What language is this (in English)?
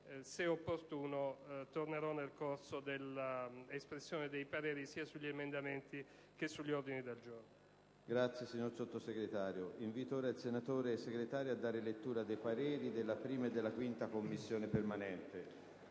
Italian